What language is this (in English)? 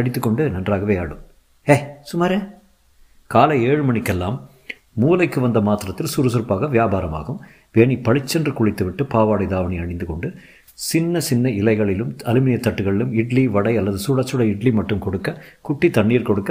Tamil